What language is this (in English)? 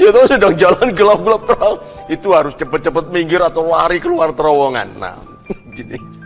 Indonesian